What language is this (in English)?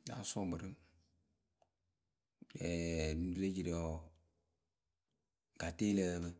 Akebu